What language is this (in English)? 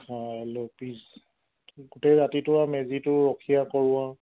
Assamese